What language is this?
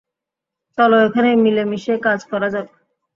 Bangla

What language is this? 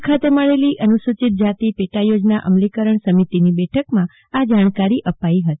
Gujarati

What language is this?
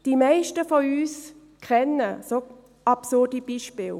Swiss German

